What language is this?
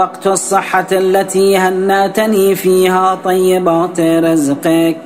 Arabic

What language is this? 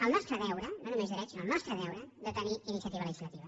Catalan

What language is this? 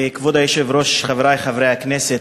Hebrew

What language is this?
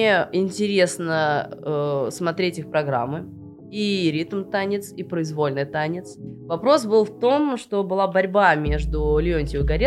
Russian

